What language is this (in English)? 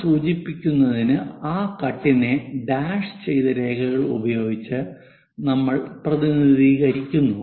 Malayalam